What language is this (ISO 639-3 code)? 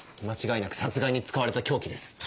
jpn